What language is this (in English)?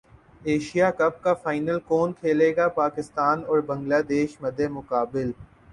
Urdu